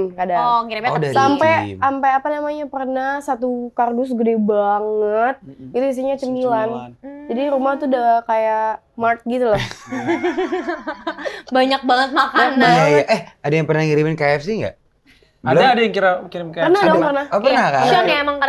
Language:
Indonesian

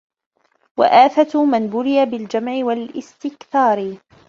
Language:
Arabic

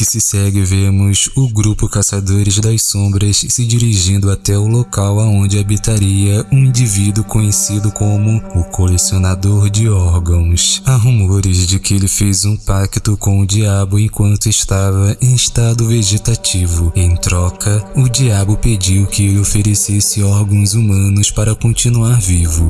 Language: Portuguese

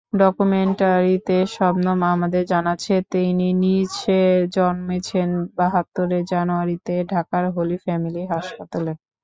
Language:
Bangla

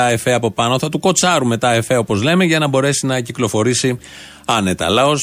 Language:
Greek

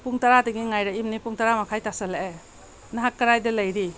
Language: Manipuri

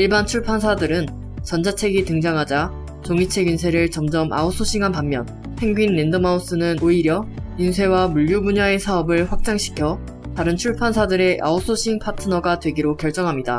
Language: Korean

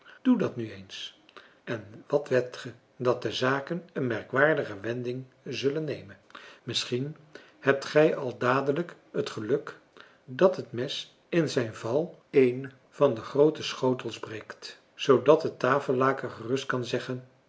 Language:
Dutch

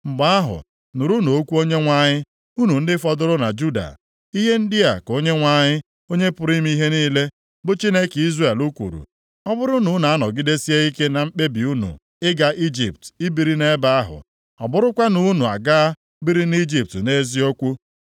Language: Igbo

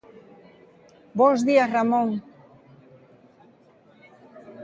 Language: Galician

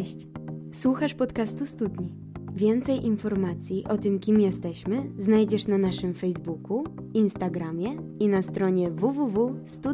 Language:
Polish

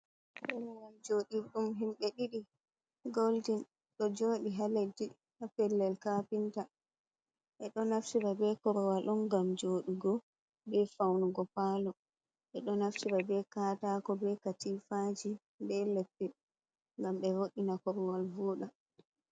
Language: Fula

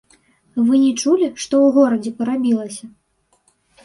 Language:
Belarusian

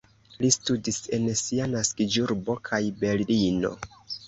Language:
Esperanto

